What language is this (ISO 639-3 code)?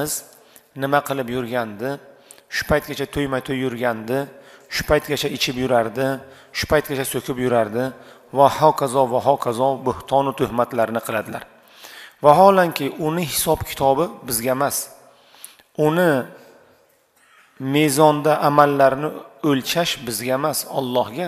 tur